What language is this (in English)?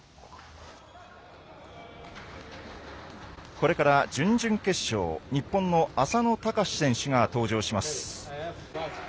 Japanese